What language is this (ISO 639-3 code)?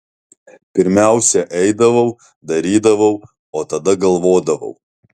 lit